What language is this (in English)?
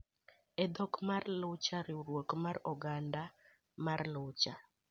Luo (Kenya and Tanzania)